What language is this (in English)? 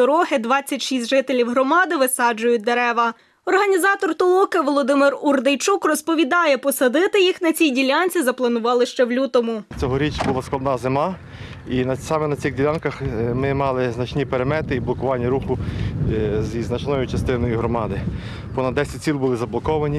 Ukrainian